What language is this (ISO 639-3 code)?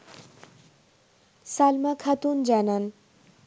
ben